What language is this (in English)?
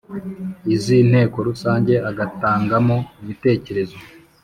Kinyarwanda